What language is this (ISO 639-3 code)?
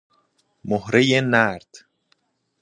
fas